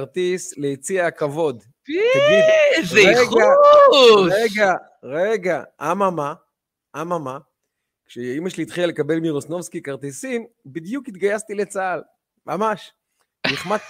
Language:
Hebrew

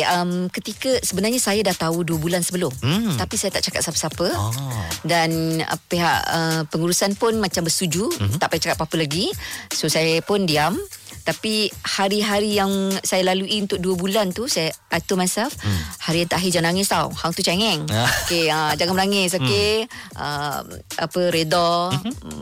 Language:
Malay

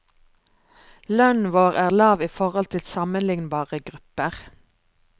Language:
Norwegian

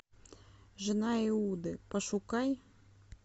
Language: Russian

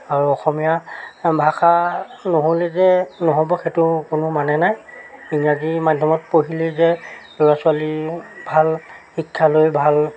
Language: Assamese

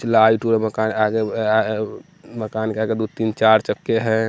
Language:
Hindi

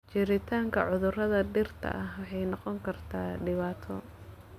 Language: Somali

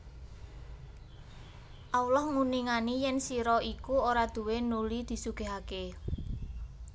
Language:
Javanese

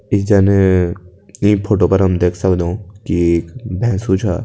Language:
Kumaoni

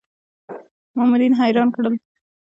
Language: Pashto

